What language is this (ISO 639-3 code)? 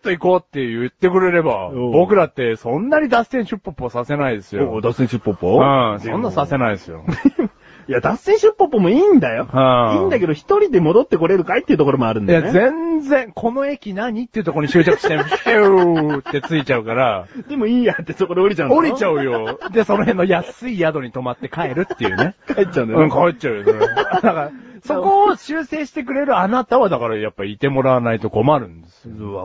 jpn